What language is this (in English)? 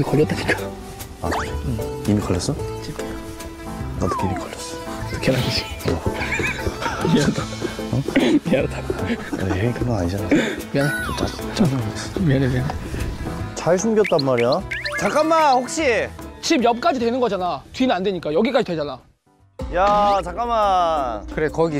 Korean